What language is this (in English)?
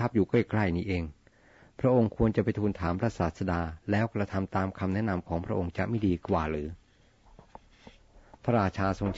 Thai